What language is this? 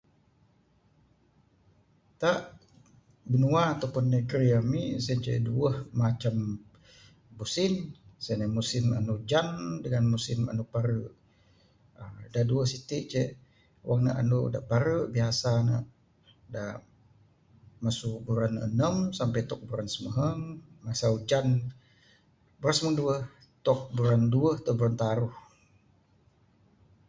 Bukar-Sadung Bidayuh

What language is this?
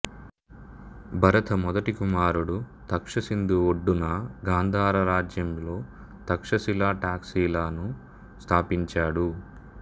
Telugu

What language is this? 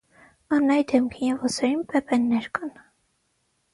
Armenian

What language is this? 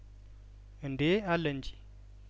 Amharic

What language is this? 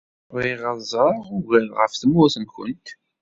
Kabyle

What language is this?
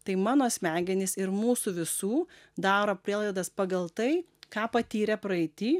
Lithuanian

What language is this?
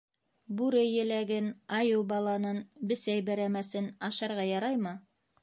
Bashkir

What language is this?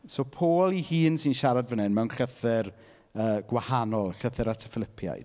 Welsh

